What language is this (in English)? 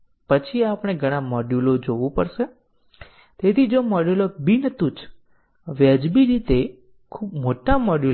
Gujarati